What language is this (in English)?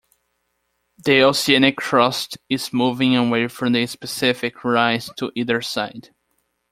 English